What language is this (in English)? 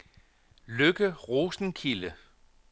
Danish